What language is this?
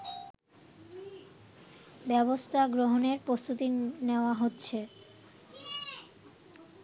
Bangla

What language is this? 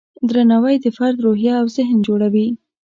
Pashto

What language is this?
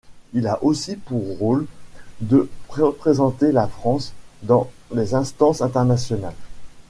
French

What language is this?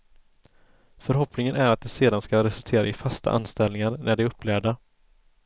Swedish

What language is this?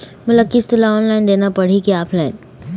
Chhattisgarhi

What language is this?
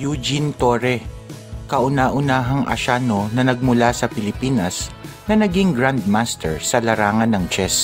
Filipino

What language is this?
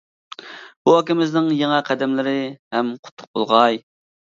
Uyghur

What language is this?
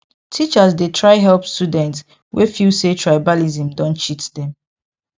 Nigerian Pidgin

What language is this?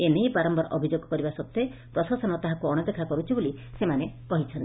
Odia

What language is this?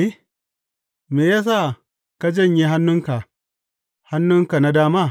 Hausa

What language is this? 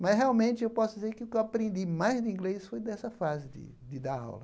Portuguese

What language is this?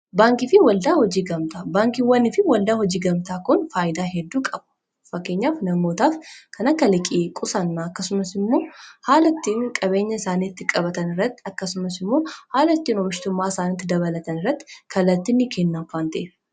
Oromo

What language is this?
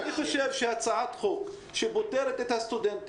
Hebrew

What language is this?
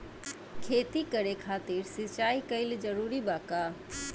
Bhojpuri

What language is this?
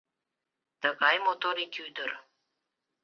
Mari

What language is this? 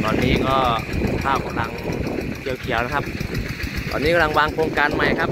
Thai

